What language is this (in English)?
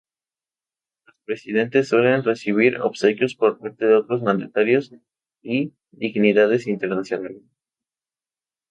Spanish